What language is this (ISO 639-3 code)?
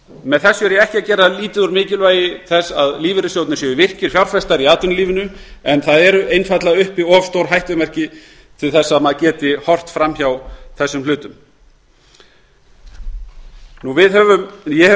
isl